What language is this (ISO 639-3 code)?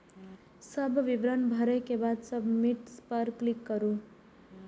mai